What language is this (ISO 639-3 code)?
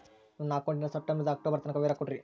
kan